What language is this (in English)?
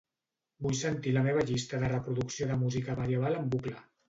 Catalan